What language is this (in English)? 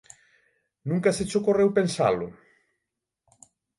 Galician